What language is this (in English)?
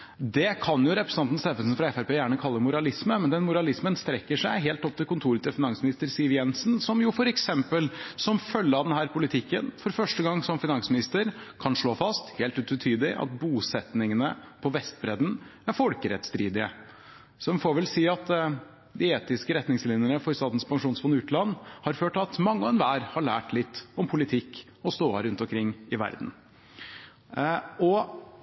Norwegian Bokmål